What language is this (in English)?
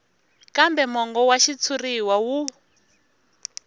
Tsonga